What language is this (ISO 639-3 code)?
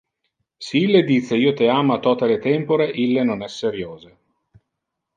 ina